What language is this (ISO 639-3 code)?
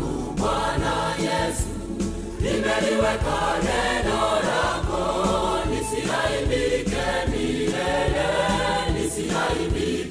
swa